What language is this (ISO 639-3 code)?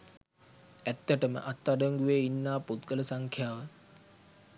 sin